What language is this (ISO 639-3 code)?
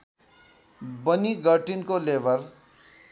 nep